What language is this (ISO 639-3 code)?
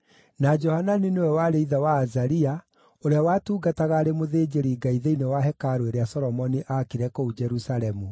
kik